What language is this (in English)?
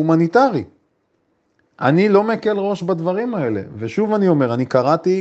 Hebrew